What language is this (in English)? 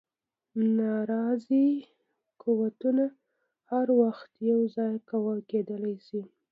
Pashto